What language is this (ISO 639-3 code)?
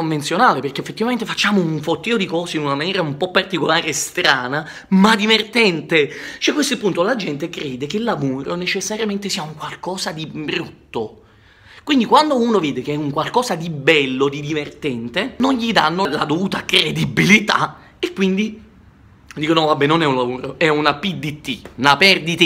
ita